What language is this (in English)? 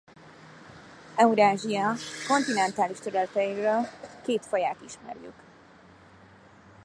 Hungarian